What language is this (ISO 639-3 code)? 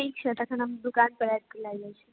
mai